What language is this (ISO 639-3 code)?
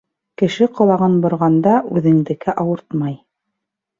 bak